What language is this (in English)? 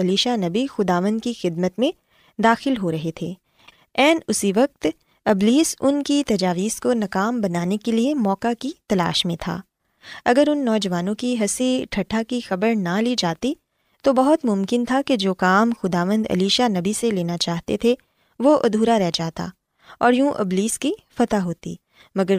Urdu